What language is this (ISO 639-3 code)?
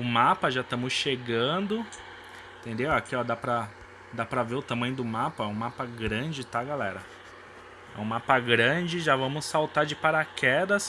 por